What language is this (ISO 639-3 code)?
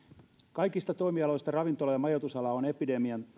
fin